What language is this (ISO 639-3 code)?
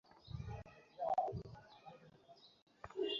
ben